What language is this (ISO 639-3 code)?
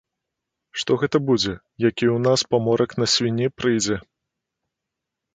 bel